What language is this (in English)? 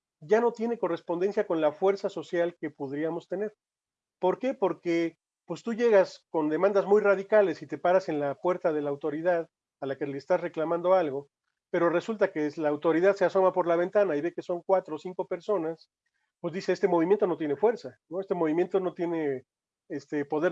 Spanish